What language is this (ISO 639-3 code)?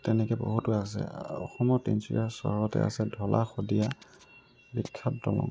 asm